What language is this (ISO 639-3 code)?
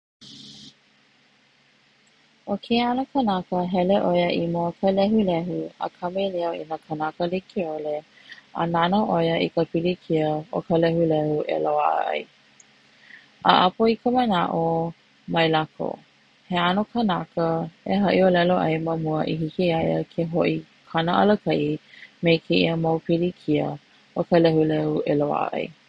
haw